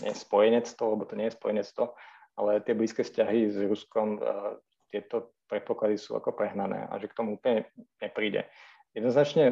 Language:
Slovak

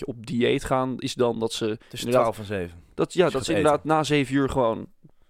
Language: Dutch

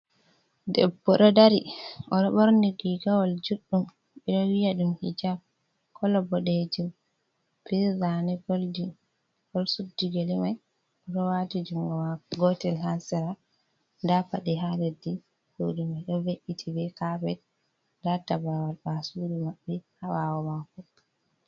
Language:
Fula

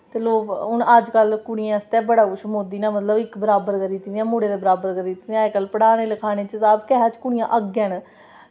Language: Dogri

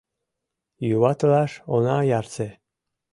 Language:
Mari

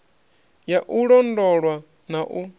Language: Venda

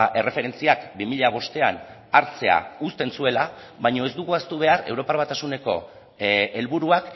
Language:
Basque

